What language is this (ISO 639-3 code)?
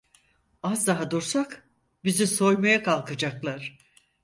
tur